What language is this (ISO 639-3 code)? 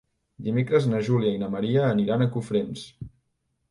cat